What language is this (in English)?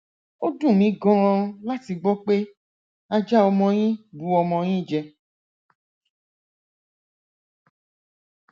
Yoruba